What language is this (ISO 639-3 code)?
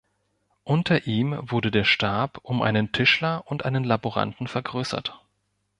deu